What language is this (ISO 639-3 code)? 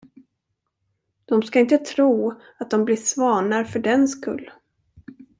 swe